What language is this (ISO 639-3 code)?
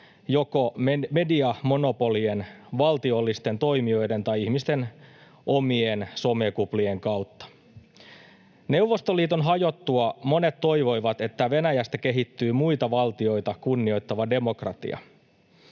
fin